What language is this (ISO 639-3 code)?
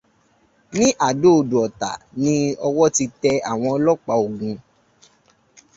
yor